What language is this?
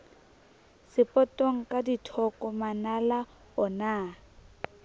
Southern Sotho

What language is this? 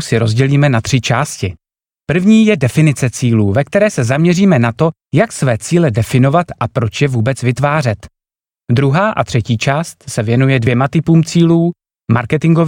Czech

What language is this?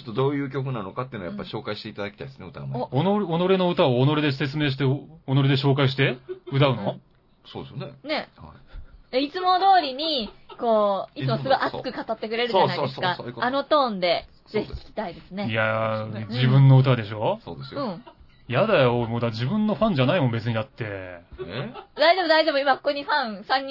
Japanese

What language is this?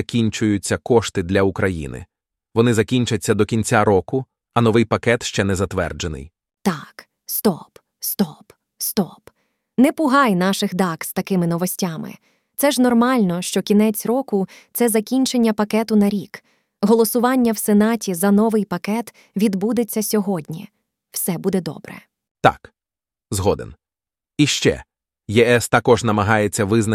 Ukrainian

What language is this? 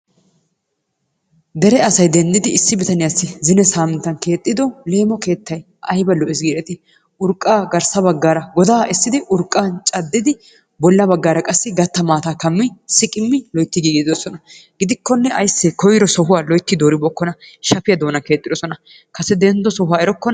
Wolaytta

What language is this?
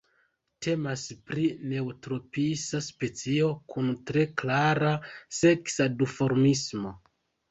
Esperanto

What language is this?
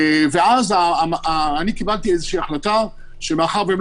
Hebrew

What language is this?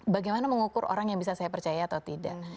Indonesian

